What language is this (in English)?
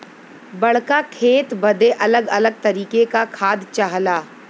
Bhojpuri